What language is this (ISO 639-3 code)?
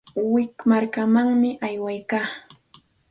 qxt